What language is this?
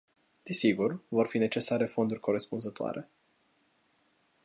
Romanian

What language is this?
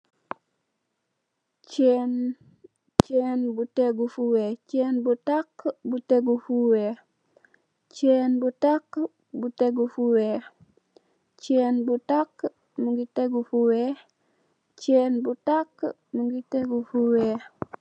Wolof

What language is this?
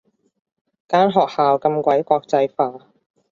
Cantonese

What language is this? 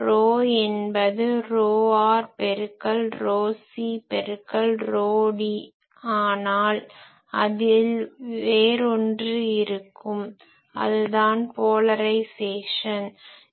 Tamil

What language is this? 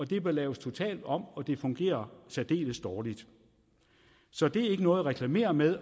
Danish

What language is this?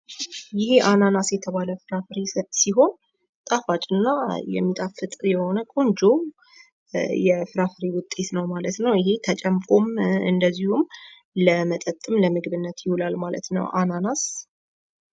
Amharic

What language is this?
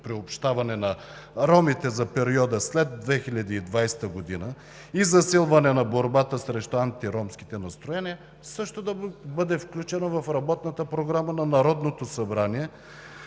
Bulgarian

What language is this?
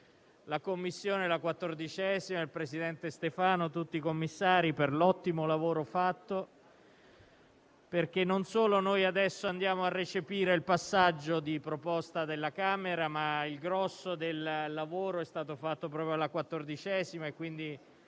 Italian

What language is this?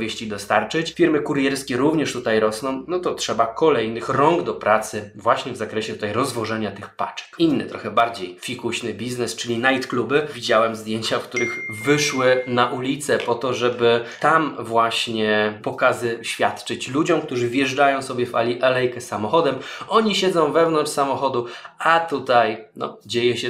Polish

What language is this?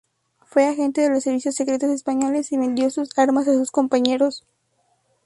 Spanish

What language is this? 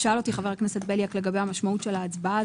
Hebrew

